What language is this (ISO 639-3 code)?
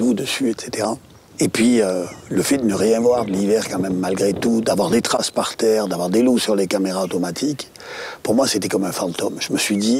fra